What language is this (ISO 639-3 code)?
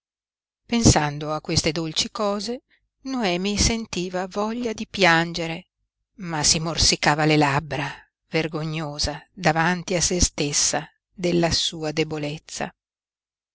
ita